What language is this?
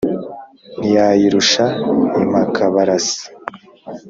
Kinyarwanda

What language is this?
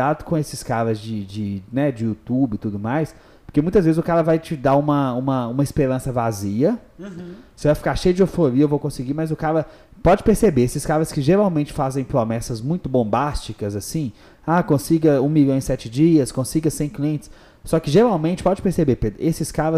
Portuguese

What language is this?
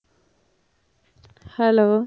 Tamil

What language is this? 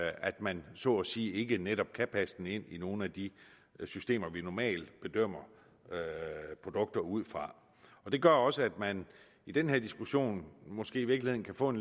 Danish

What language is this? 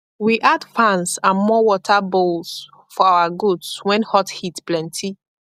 Nigerian Pidgin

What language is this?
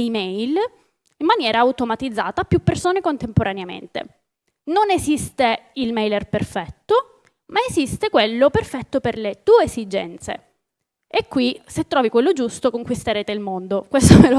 Italian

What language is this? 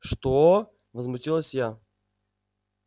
Russian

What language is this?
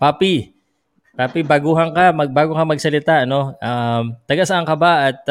Filipino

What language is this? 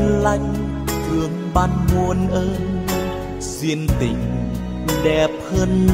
Vietnamese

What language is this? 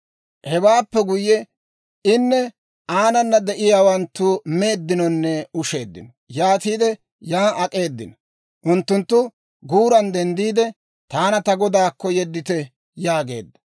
Dawro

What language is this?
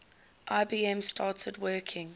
English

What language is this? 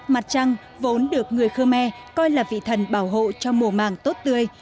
Vietnamese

